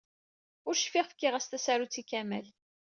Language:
Kabyle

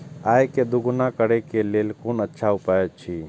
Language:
Maithili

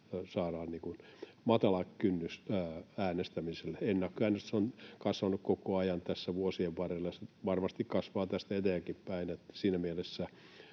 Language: Finnish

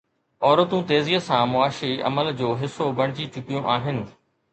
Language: Sindhi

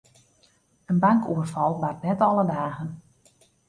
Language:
Western Frisian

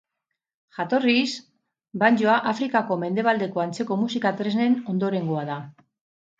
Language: Basque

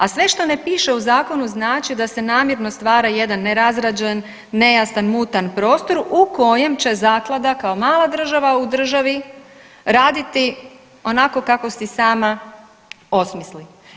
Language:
Croatian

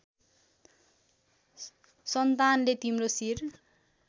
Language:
Nepali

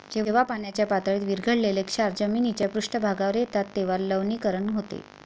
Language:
Marathi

